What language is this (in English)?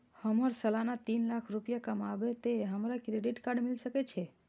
Maithili